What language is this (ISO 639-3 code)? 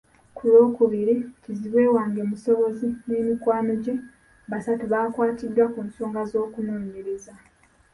lug